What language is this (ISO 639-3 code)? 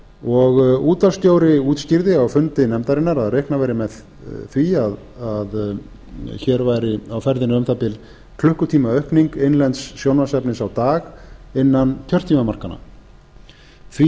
isl